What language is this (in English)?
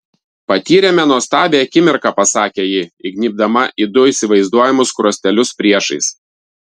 Lithuanian